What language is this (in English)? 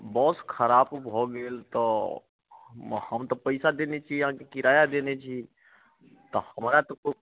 Maithili